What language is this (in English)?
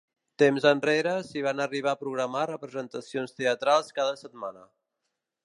Catalan